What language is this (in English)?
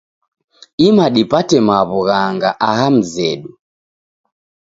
Taita